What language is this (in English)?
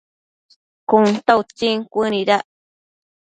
Matsés